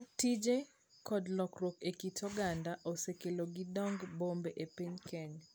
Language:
Luo (Kenya and Tanzania)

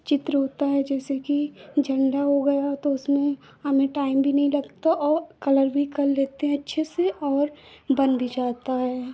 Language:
Hindi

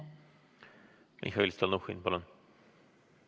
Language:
Estonian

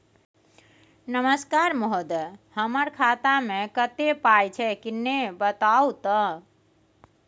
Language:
Maithili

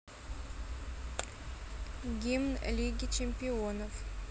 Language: Russian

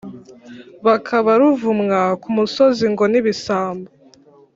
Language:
Kinyarwanda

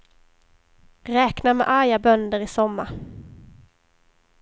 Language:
Swedish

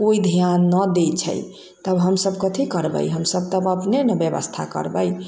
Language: Maithili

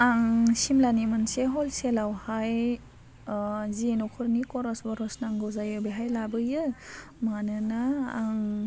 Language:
Bodo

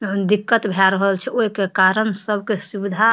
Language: Maithili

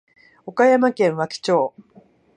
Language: Japanese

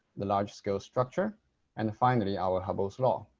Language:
English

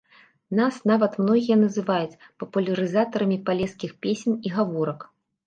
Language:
Belarusian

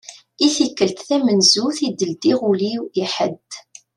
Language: Kabyle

